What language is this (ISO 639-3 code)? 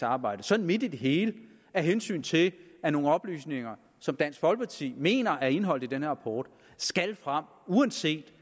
dan